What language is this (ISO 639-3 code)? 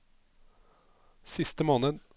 nor